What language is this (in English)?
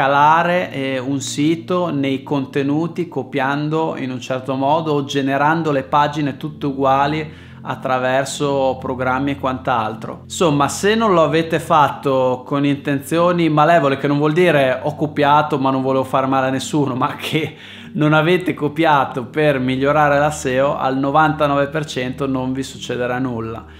Italian